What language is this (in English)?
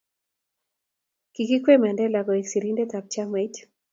Kalenjin